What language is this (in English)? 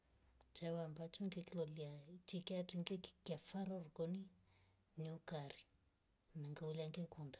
Rombo